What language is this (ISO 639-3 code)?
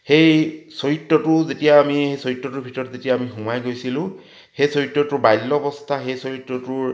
asm